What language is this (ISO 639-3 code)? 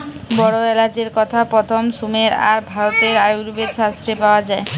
ben